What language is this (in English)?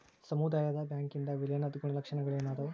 Kannada